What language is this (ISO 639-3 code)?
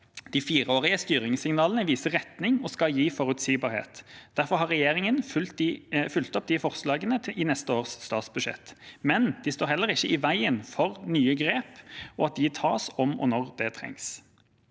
nor